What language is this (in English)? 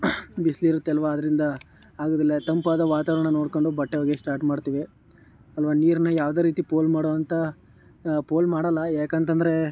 Kannada